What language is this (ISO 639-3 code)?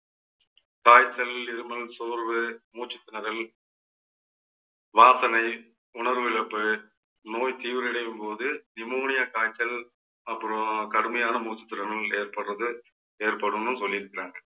tam